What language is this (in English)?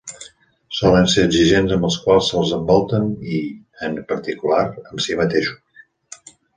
Catalan